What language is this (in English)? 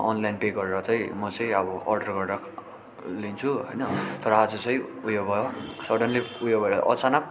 Nepali